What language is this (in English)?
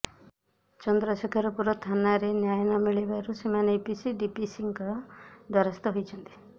Odia